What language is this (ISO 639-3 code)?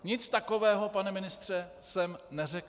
ces